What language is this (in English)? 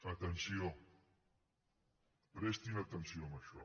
Catalan